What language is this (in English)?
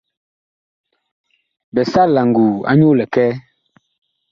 Bakoko